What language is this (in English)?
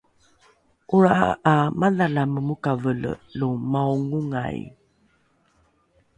Rukai